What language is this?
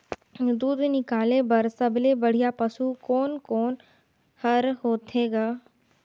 Chhattisgarhi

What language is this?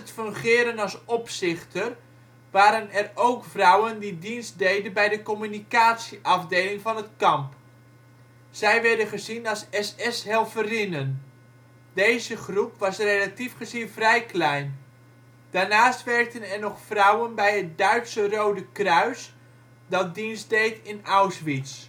Dutch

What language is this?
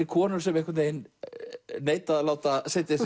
Icelandic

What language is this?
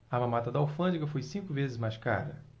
Portuguese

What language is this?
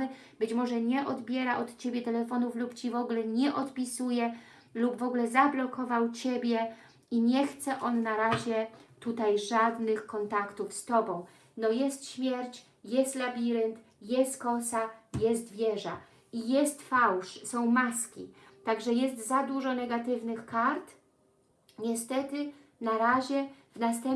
Polish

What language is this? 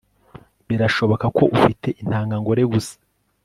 Kinyarwanda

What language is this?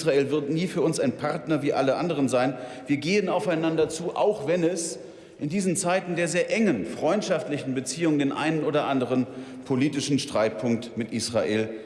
German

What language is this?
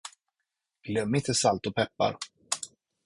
Swedish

